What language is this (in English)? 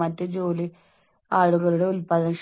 Malayalam